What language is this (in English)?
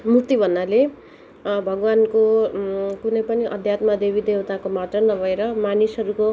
Nepali